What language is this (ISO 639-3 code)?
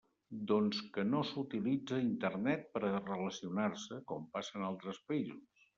cat